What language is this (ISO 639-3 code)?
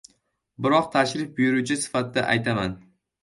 uzb